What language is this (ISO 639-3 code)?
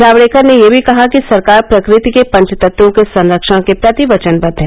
hin